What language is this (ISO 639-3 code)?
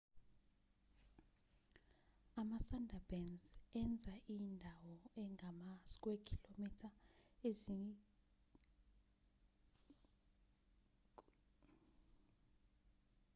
zul